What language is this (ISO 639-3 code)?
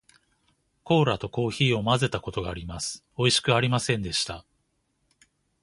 jpn